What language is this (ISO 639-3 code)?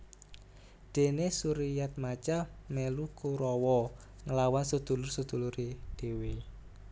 jav